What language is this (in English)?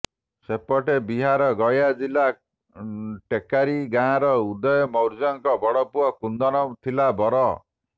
Odia